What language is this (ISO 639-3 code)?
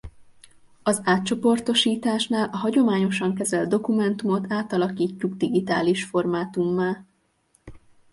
hun